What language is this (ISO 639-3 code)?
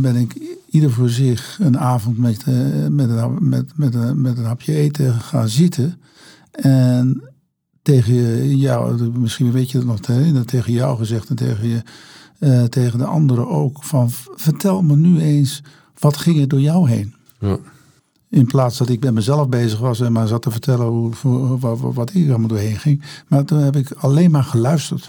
nld